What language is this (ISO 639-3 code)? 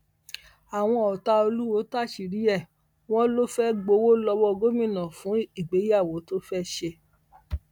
yor